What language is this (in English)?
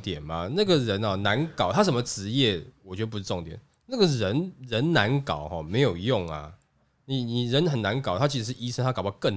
Chinese